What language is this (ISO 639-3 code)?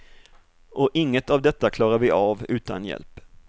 swe